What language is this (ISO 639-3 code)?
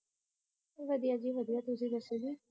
pan